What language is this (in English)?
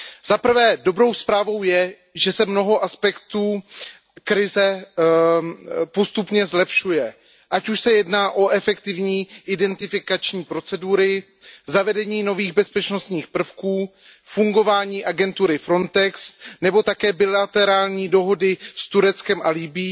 Czech